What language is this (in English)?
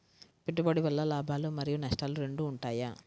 Telugu